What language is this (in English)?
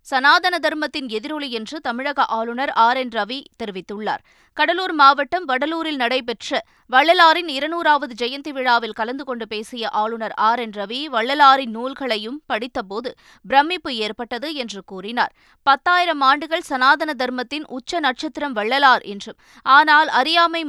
Tamil